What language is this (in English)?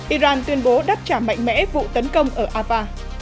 Vietnamese